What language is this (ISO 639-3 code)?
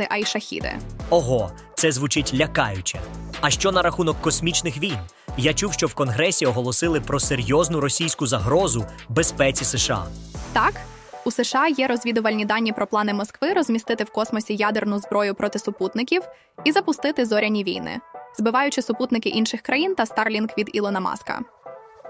ukr